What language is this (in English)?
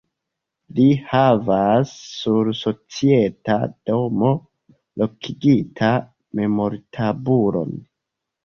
Esperanto